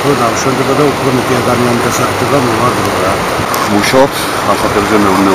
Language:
Turkish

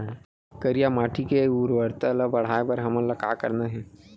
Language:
Chhattisgarhi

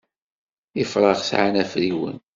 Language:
Kabyle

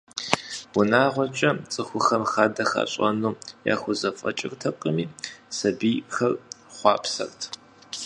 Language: Kabardian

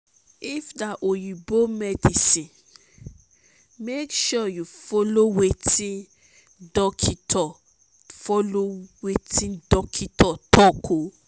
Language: Nigerian Pidgin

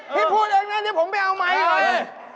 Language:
Thai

